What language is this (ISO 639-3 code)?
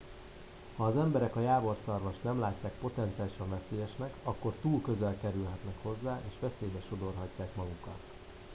hun